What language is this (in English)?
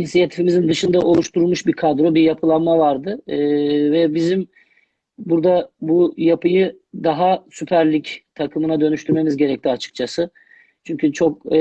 Turkish